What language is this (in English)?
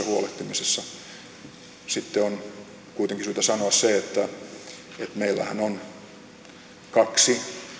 Finnish